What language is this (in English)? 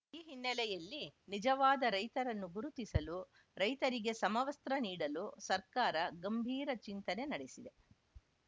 Kannada